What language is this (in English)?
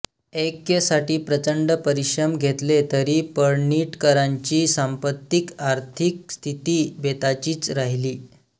Marathi